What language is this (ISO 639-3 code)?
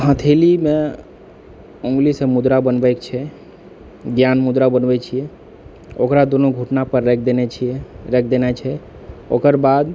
mai